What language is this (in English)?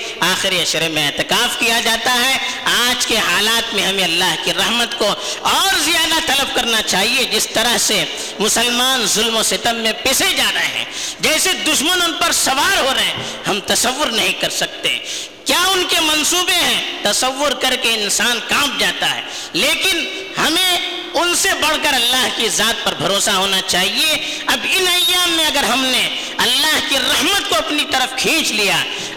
Urdu